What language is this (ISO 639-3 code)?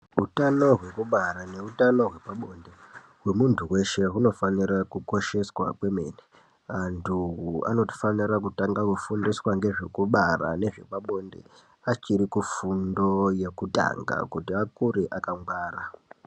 ndc